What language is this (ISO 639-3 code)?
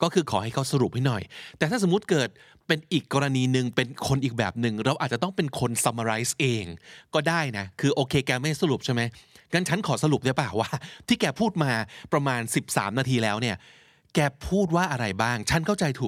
tha